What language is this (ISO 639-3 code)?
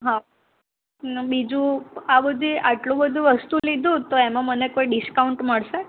guj